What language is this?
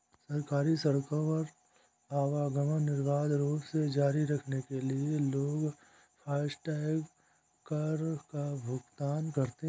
Hindi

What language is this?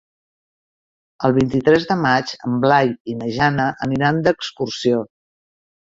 Catalan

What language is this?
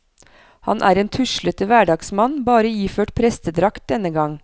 Norwegian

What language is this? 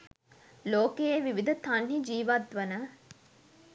Sinhala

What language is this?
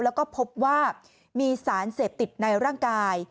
Thai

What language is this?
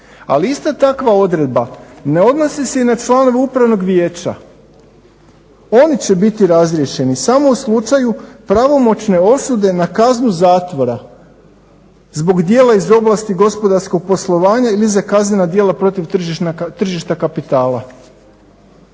Croatian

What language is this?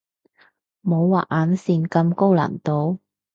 Cantonese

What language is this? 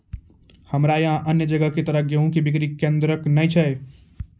Maithili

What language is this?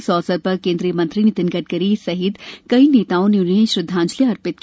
Hindi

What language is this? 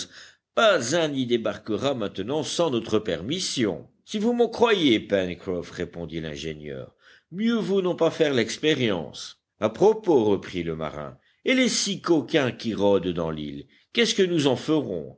French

